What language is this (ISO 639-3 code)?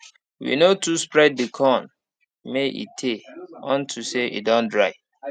pcm